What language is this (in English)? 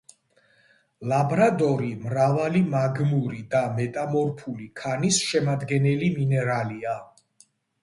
Georgian